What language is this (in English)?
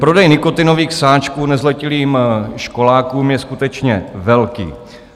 Czech